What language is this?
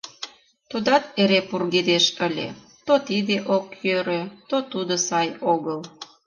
Mari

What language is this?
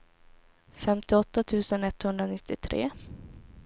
Swedish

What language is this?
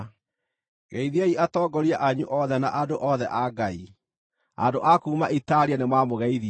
Kikuyu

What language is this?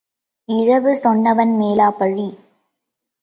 Tamil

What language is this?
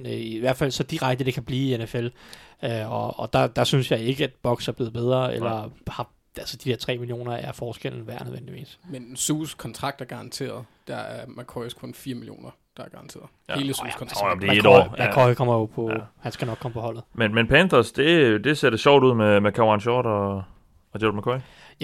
Danish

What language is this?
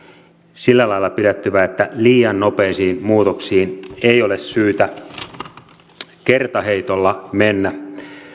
Finnish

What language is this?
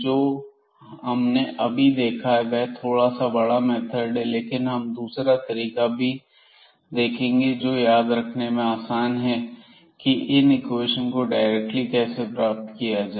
Hindi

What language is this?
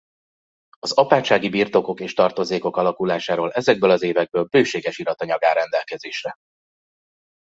Hungarian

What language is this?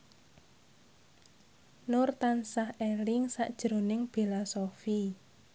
Javanese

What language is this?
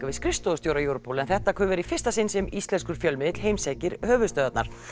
Icelandic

